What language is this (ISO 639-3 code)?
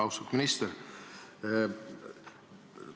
est